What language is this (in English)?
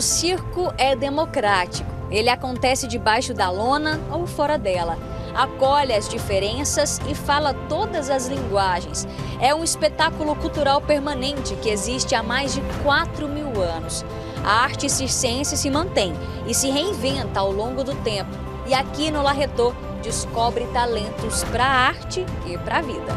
Portuguese